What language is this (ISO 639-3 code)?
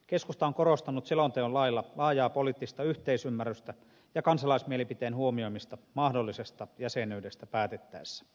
fin